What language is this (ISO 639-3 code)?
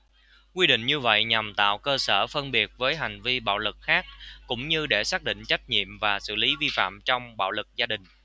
vie